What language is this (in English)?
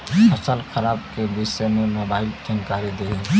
Bhojpuri